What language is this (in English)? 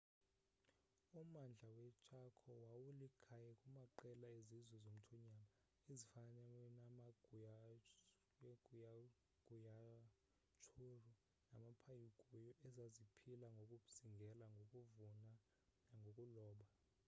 Xhosa